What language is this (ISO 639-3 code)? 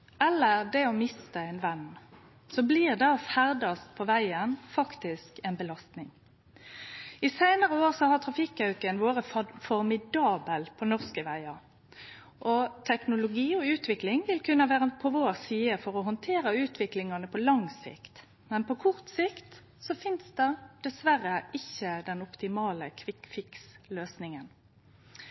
nno